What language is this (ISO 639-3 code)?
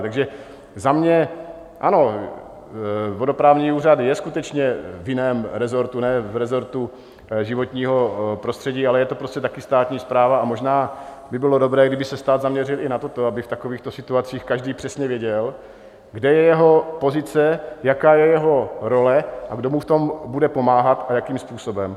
ces